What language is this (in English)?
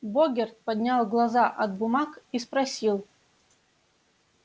Russian